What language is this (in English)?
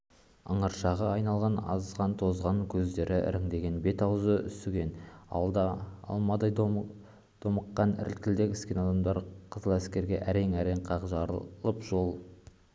Kazakh